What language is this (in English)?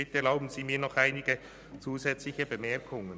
Swiss German